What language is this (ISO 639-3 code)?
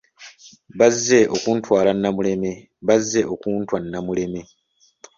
lug